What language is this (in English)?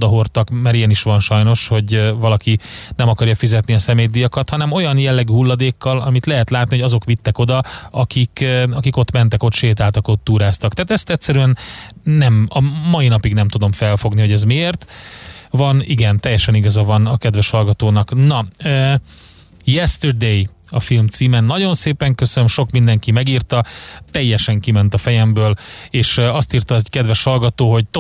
Hungarian